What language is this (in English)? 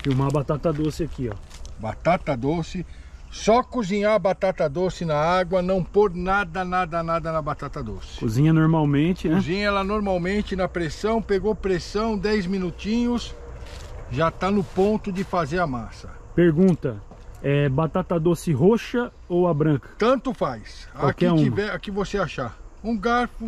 Portuguese